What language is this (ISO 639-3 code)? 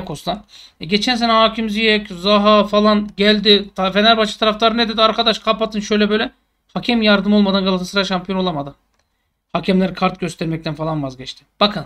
tur